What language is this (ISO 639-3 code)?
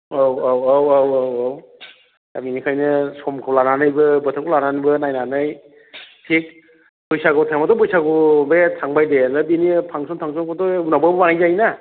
brx